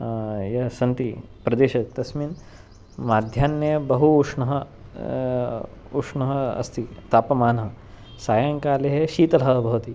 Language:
Sanskrit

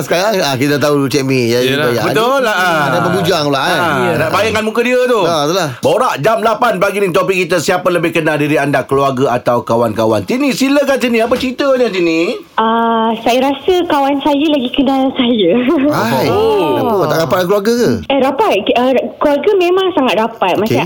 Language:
Malay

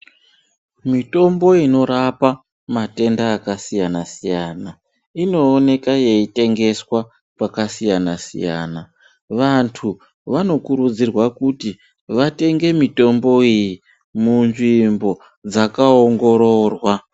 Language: Ndau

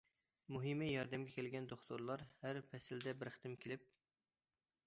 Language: Uyghur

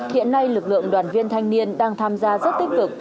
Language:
Vietnamese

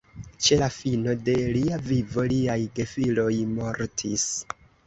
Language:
Esperanto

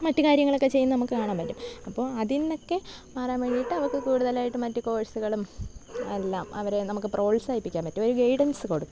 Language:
Malayalam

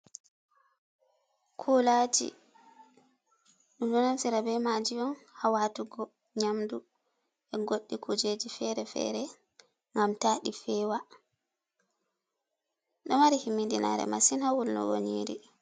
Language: Fula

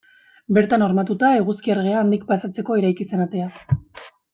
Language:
Basque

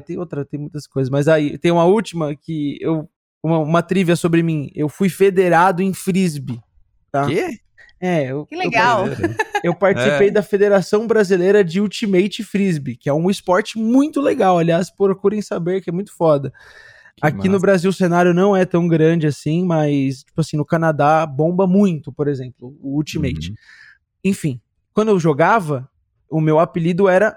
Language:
Portuguese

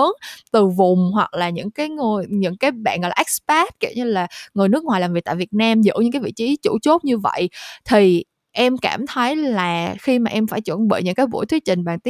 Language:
Vietnamese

